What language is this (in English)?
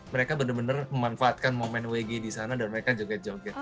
Indonesian